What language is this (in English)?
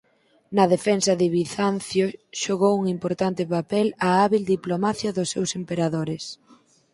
Galician